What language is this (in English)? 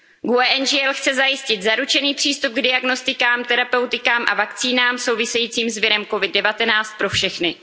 Czech